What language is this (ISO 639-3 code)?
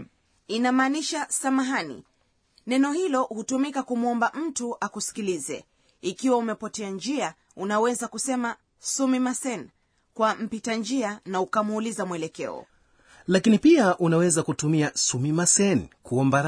swa